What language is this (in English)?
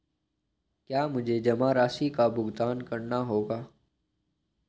Hindi